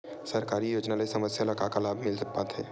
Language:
Chhattisgarhi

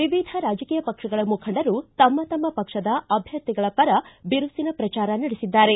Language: Kannada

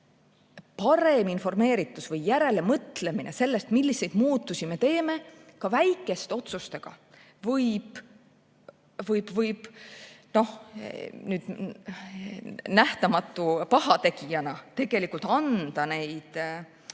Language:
Estonian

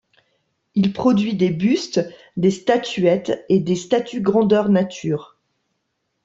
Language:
French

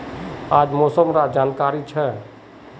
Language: Magahi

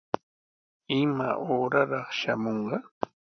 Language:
Sihuas Ancash Quechua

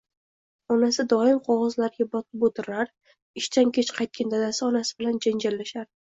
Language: Uzbek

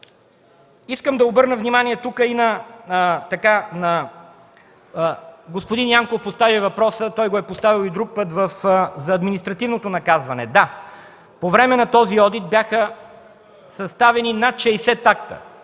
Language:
Bulgarian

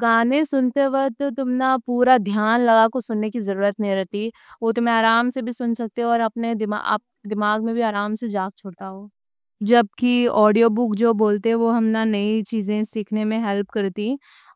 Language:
Deccan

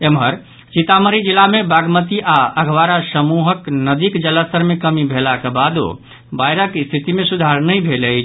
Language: Maithili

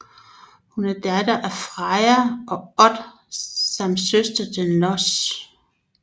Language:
Danish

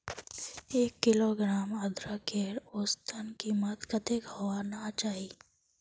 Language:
Magahi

